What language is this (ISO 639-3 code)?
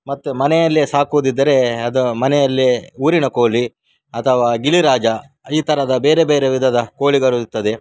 kan